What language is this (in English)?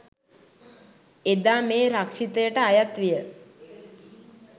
Sinhala